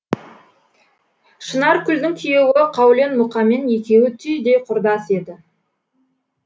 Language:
Kazakh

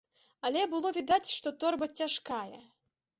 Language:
Belarusian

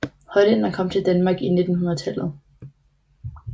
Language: Danish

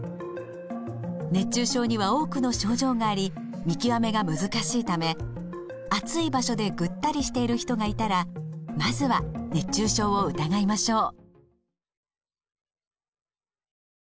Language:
Japanese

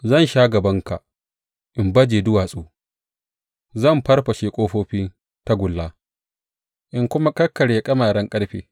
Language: Hausa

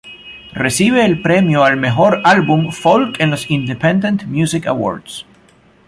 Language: Spanish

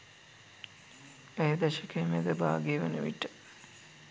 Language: Sinhala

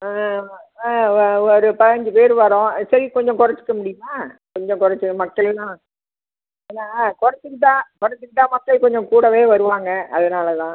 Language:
Tamil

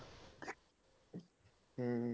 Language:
Punjabi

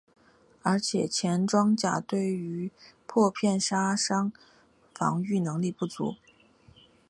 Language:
Chinese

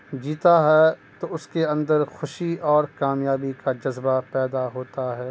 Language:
Urdu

